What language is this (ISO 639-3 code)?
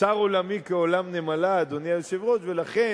heb